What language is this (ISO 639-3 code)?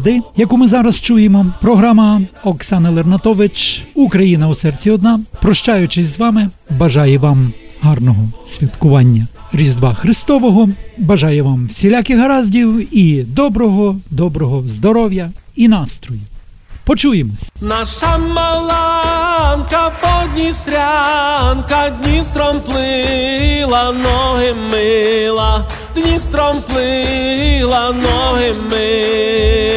ukr